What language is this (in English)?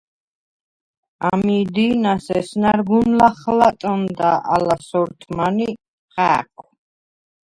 Svan